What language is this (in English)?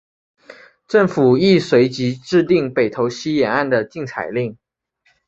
Chinese